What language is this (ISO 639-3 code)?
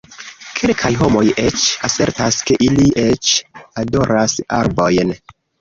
epo